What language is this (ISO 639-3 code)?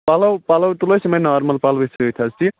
kas